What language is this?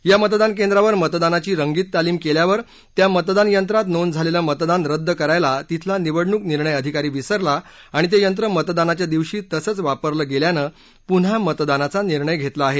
Marathi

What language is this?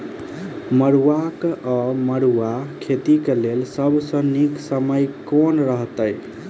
Maithili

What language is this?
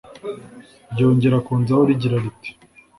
Kinyarwanda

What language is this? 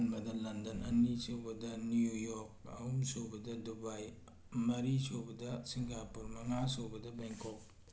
Manipuri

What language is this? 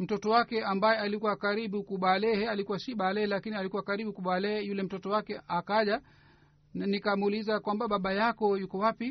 Swahili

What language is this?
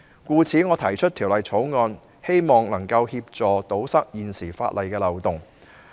Cantonese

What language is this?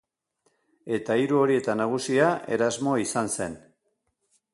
Basque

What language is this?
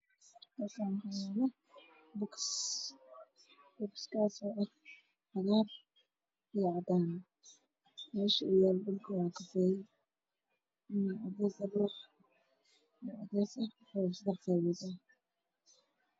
Somali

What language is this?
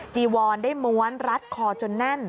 Thai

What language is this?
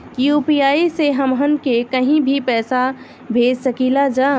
Bhojpuri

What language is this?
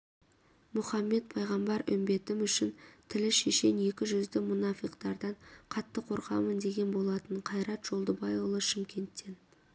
Kazakh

